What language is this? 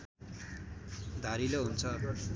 Nepali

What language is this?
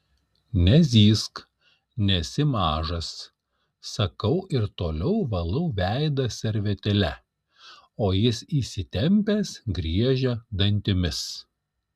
Lithuanian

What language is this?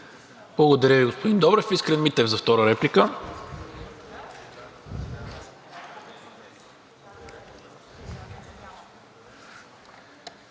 Bulgarian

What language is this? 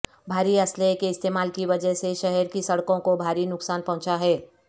Urdu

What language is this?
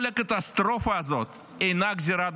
Hebrew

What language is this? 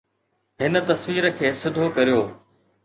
Sindhi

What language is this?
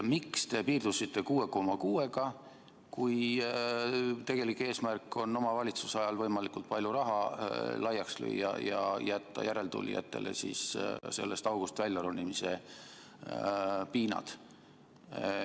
Estonian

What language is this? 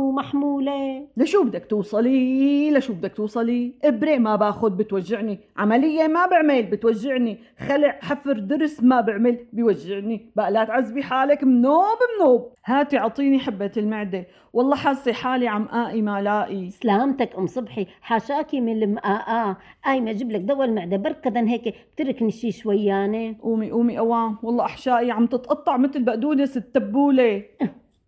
Arabic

